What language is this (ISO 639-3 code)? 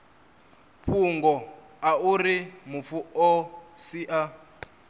ven